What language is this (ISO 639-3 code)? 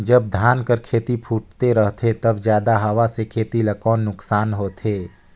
hne